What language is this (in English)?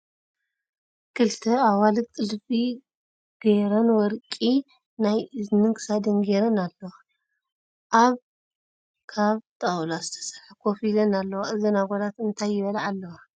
Tigrinya